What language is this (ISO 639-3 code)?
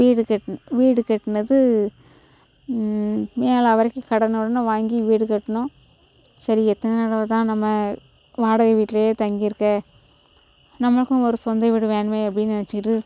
tam